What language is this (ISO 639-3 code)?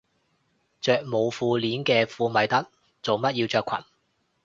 yue